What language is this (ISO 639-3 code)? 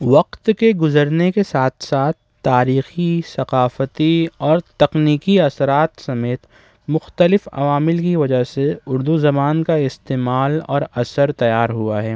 urd